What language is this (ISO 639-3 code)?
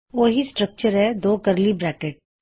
pan